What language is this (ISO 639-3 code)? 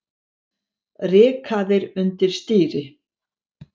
isl